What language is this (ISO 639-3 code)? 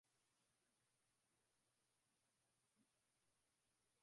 swa